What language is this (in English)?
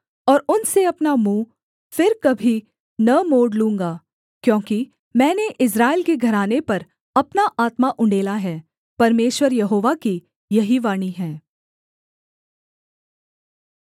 Hindi